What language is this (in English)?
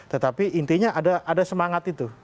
Indonesian